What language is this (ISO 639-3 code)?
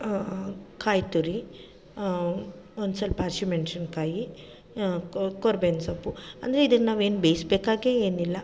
kan